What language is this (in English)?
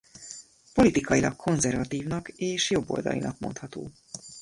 Hungarian